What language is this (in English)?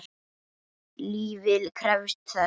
Icelandic